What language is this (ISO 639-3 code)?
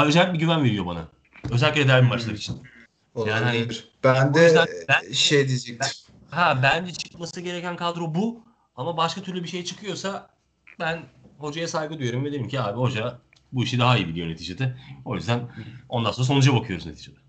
tur